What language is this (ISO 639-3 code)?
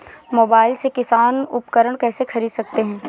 hin